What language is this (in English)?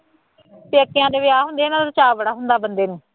Punjabi